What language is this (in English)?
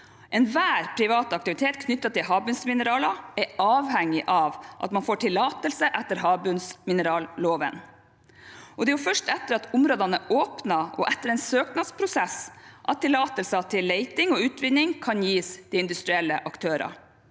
Norwegian